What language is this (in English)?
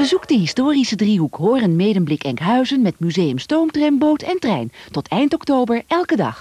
Dutch